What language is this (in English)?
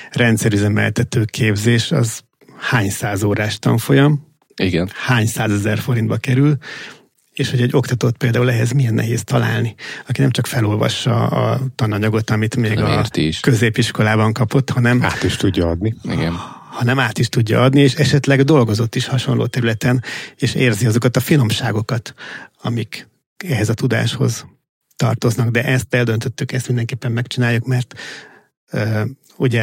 Hungarian